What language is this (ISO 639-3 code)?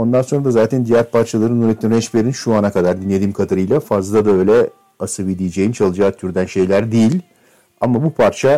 tur